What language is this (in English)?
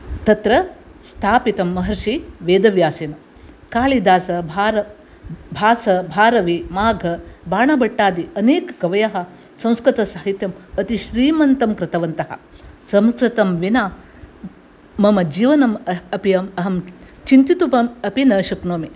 Sanskrit